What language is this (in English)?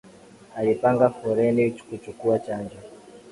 Swahili